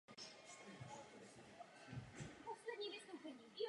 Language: Czech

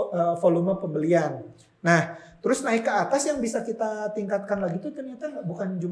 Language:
Indonesian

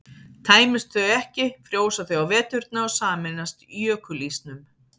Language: Icelandic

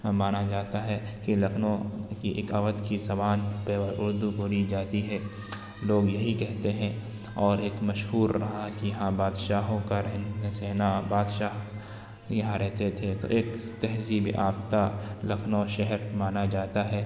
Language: Urdu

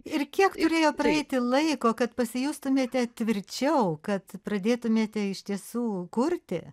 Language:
Lithuanian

